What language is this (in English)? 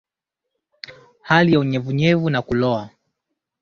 Swahili